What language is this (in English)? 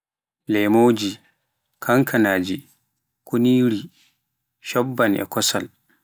Pular